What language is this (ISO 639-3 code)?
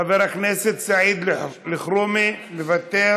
heb